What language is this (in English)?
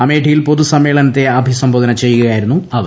Malayalam